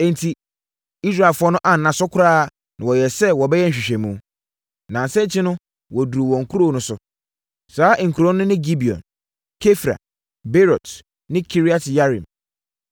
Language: Akan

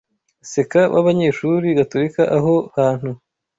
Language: Kinyarwanda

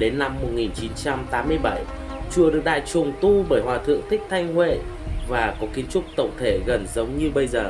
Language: Vietnamese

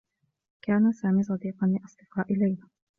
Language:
Arabic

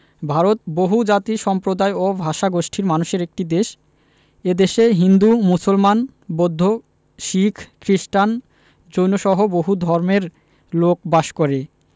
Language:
Bangla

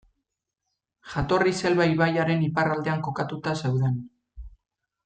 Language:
Basque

